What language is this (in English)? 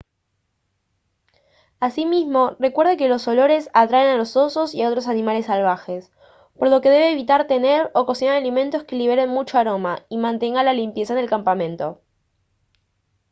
Spanish